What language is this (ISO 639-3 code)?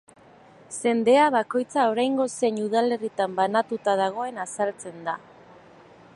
eus